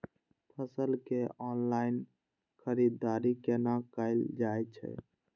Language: Maithili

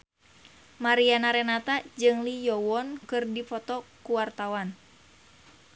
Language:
Sundanese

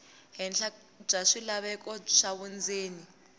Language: Tsonga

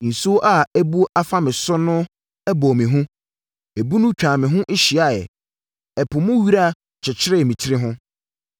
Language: Akan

